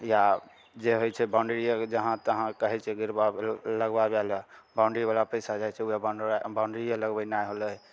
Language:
Maithili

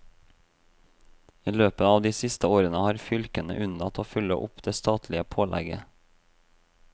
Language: Norwegian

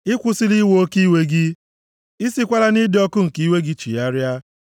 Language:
Igbo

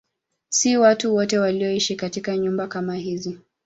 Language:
Swahili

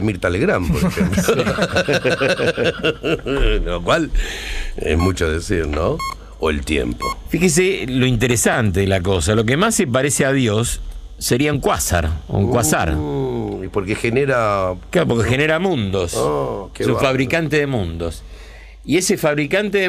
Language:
Spanish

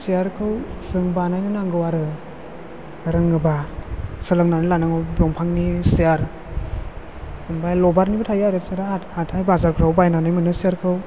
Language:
Bodo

